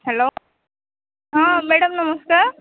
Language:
Odia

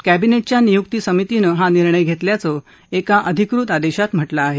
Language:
Marathi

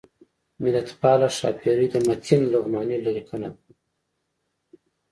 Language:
Pashto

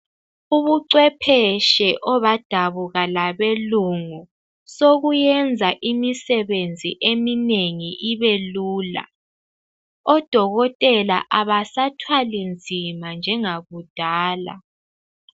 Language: North Ndebele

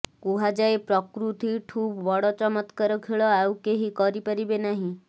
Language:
Odia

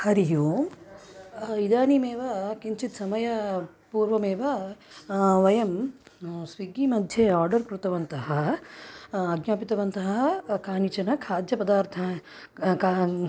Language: Sanskrit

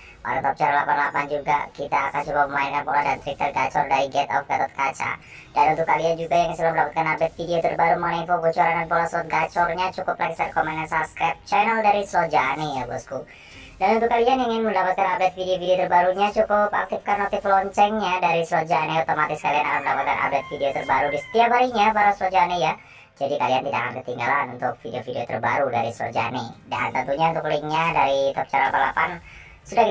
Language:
Indonesian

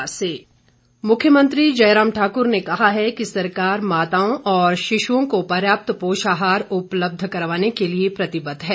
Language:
Hindi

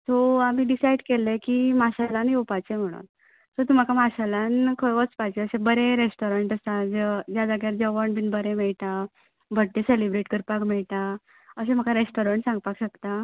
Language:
Konkani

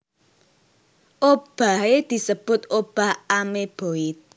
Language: Javanese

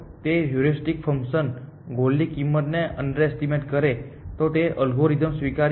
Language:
Gujarati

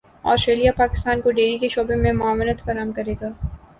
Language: Urdu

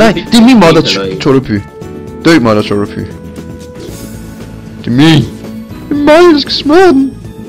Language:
Danish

